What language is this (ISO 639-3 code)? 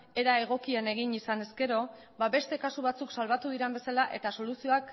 eus